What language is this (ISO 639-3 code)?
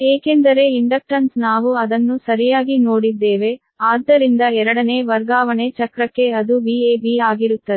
kan